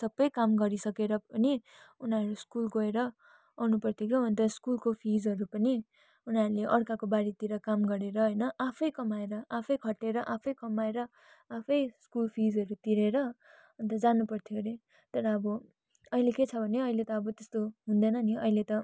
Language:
Nepali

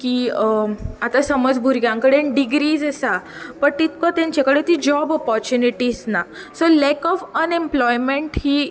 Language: Konkani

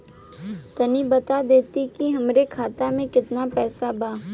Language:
Bhojpuri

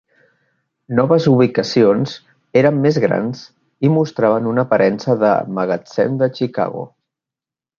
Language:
Catalan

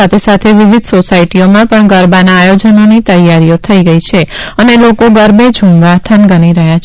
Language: Gujarati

